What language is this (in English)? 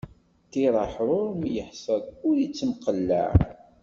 Kabyle